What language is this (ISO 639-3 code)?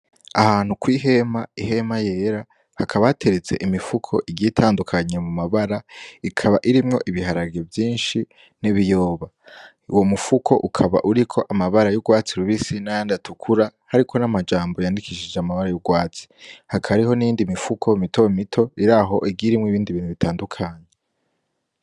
run